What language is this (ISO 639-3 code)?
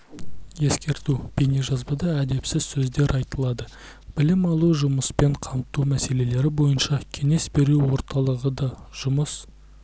kaz